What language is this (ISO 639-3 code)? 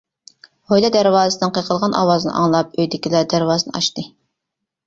uig